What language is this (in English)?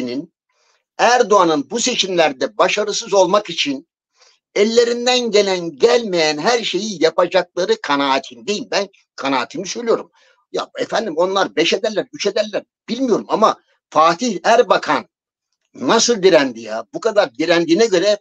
Turkish